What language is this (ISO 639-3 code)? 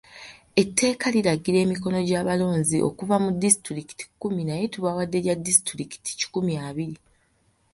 lug